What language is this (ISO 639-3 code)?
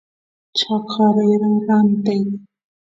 qus